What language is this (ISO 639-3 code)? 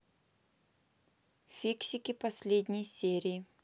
rus